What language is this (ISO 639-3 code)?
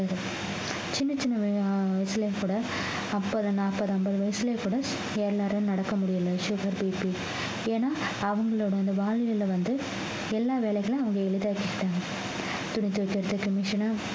tam